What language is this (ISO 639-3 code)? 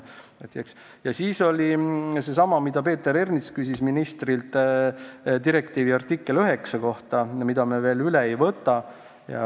est